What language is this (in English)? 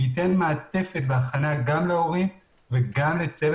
Hebrew